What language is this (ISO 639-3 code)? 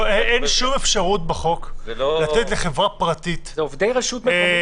heb